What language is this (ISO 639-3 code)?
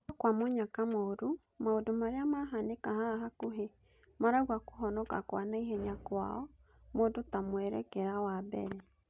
kik